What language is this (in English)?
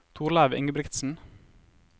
Norwegian